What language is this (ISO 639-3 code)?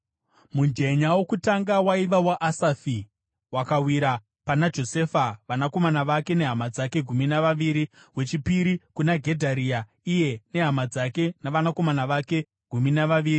sna